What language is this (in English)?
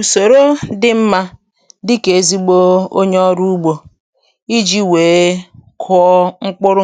Igbo